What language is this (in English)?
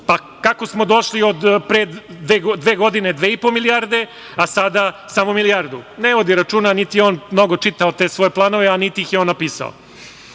Serbian